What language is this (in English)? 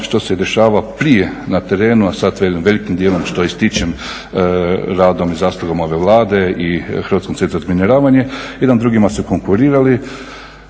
Croatian